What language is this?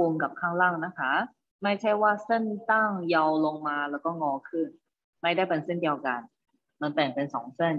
Thai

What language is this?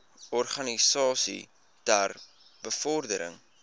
Afrikaans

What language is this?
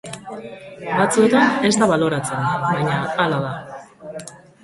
Basque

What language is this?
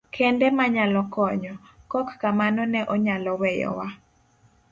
Luo (Kenya and Tanzania)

